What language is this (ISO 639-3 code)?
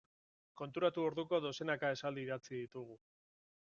eus